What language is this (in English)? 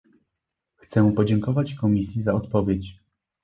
Polish